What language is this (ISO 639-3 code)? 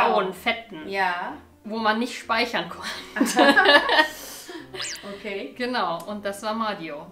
deu